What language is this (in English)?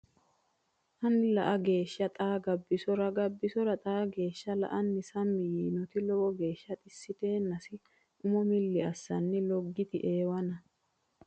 Sidamo